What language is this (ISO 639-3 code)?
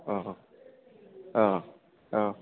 brx